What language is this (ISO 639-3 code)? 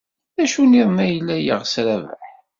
kab